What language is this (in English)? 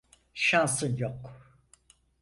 Turkish